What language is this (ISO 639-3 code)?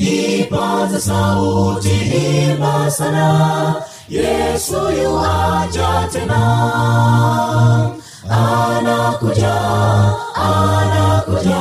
swa